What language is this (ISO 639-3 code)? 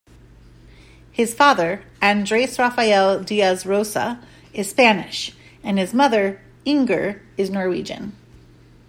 eng